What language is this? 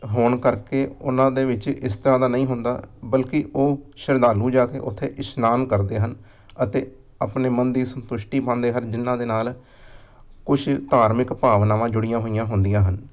Punjabi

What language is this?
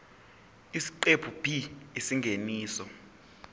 Zulu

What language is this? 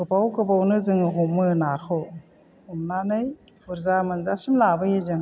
Bodo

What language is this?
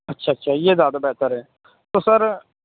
Urdu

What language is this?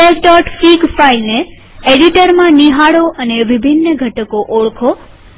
Gujarati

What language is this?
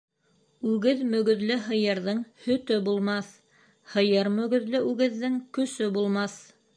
Bashkir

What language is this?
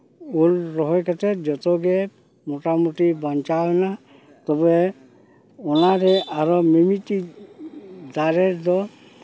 Santali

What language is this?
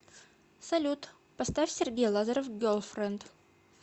Russian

